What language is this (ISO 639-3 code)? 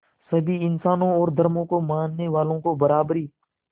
hin